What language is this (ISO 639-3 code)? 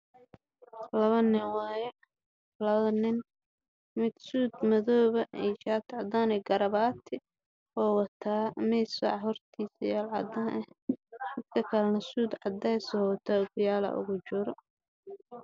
som